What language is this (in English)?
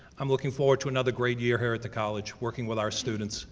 English